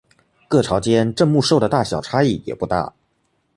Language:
Chinese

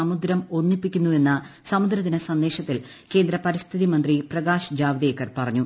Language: Malayalam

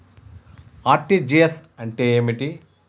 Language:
Telugu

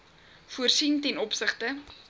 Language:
Afrikaans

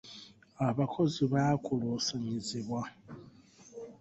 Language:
Ganda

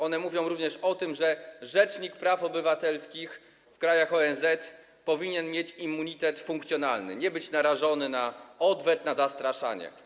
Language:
Polish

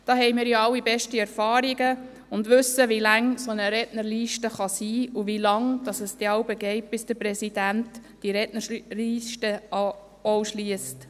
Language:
Swiss German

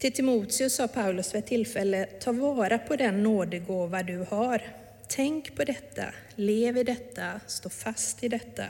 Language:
Swedish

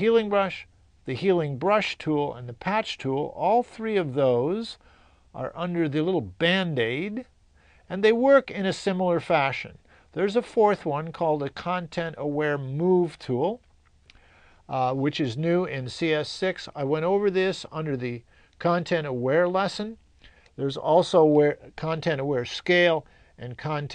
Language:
English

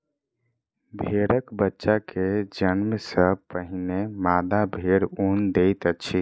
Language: Maithili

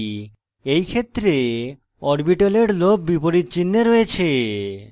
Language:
Bangla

